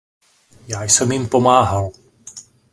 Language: Czech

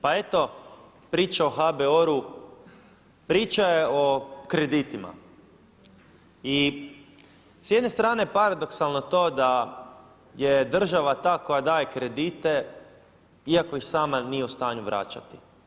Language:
Croatian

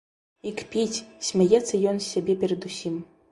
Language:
Belarusian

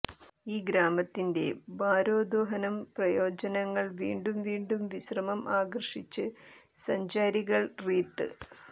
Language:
Malayalam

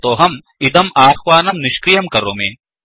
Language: Sanskrit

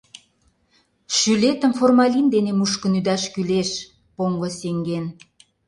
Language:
Mari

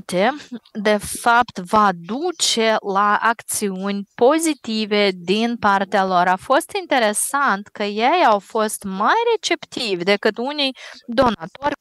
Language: Romanian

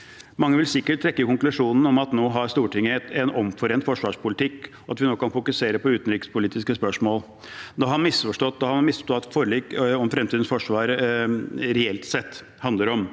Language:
Norwegian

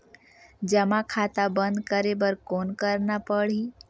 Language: Chhattisgarhi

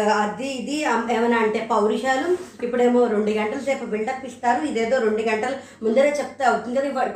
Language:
Telugu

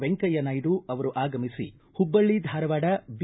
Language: Kannada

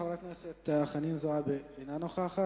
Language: Hebrew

